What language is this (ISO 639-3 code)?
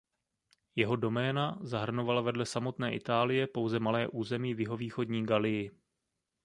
ces